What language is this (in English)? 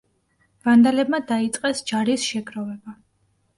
Georgian